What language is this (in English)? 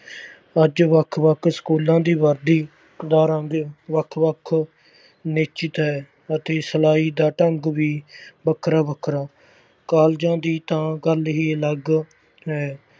Punjabi